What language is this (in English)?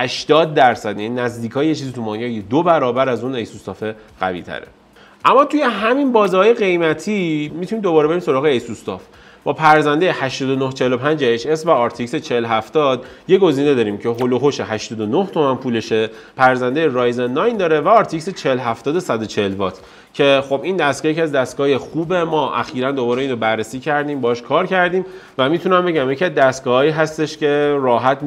Persian